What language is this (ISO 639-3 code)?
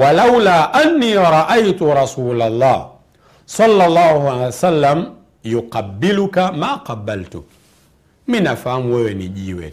swa